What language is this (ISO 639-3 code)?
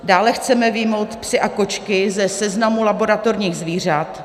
ces